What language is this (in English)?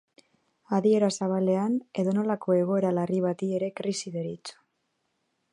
Basque